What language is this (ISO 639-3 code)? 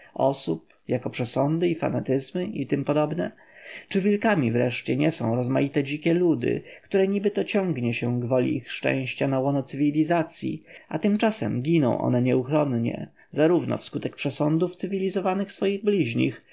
pol